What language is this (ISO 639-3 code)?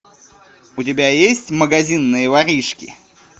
rus